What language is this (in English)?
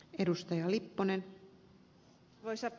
Finnish